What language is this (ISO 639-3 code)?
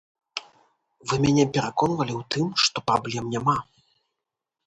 bel